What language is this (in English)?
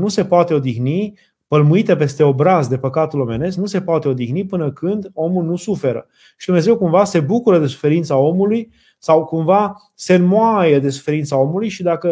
Romanian